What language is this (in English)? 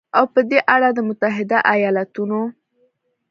Pashto